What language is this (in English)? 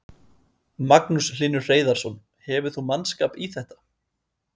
Icelandic